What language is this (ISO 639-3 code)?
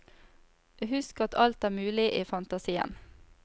nor